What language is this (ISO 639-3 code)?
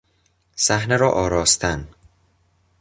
fas